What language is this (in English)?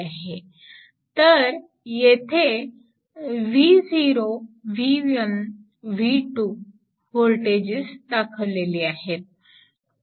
Marathi